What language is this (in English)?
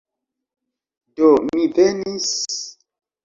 Esperanto